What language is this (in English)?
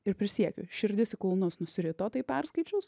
Lithuanian